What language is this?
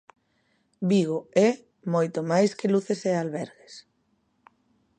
Galician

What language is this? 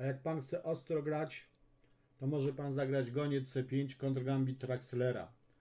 Polish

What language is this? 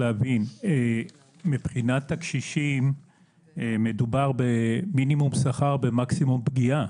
Hebrew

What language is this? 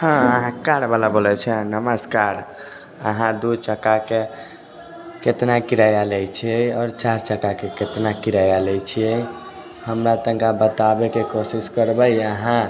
Maithili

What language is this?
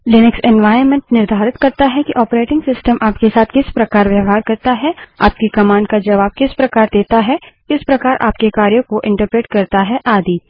Hindi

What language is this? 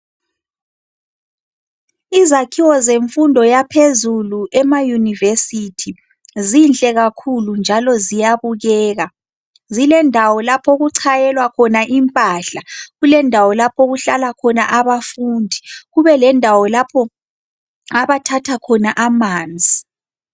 North Ndebele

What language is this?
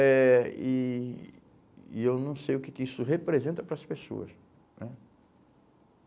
Portuguese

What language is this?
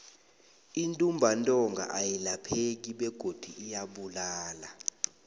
South Ndebele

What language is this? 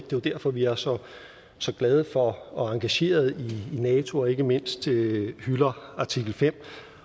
Danish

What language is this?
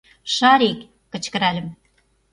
Mari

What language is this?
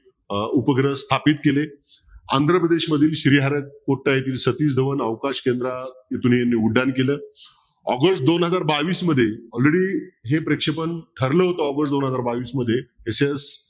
Marathi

